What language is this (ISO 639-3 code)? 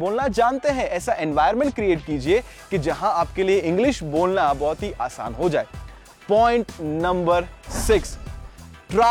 hin